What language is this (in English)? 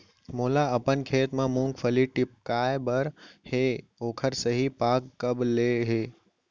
Chhattisgarhi